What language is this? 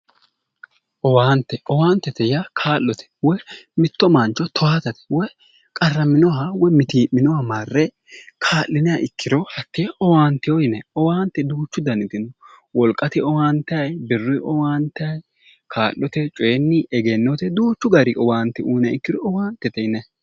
Sidamo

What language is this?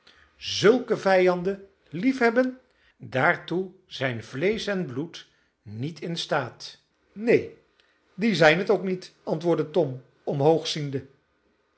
Dutch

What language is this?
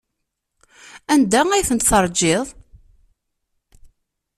Kabyle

